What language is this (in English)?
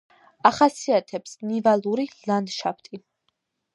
Georgian